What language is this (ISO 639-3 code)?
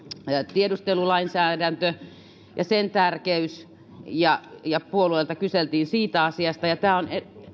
fin